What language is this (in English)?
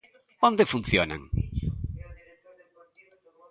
Galician